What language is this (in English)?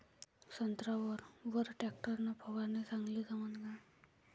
Marathi